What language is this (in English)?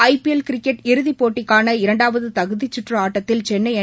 Tamil